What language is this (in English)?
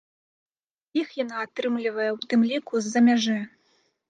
Belarusian